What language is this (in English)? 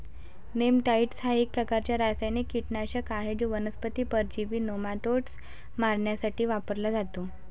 Marathi